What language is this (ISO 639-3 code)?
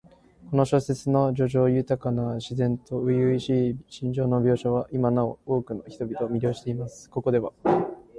jpn